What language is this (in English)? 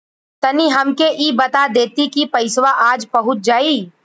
Bhojpuri